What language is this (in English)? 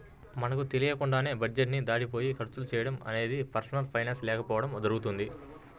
Telugu